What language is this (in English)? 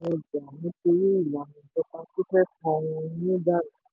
Yoruba